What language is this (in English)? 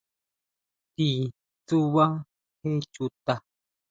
Huautla Mazatec